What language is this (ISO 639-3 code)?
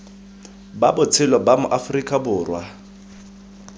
tsn